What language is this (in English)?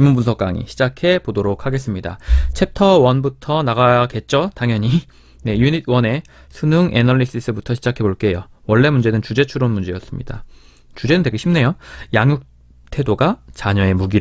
Korean